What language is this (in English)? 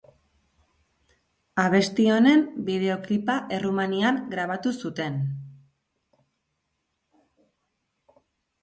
Basque